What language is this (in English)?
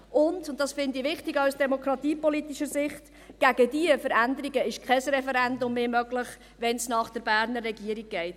Swiss German